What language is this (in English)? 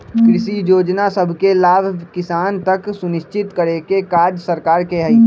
Magahi